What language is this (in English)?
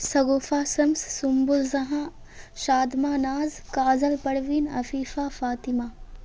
Urdu